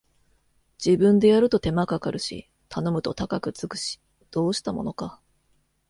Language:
Japanese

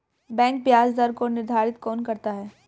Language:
Hindi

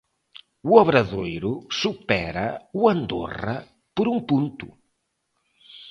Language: Galician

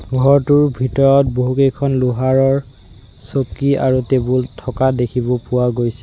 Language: Assamese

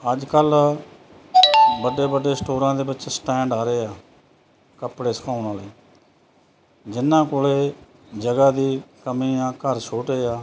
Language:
Punjabi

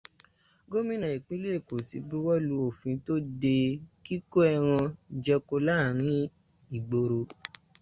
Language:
Yoruba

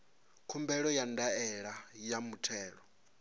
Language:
Venda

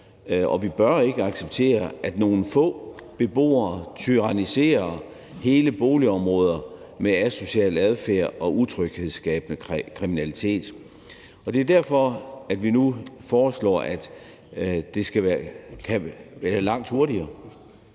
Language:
Danish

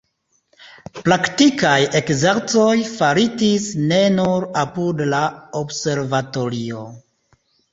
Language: Esperanto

